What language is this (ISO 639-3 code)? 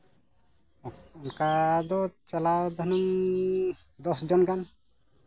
sat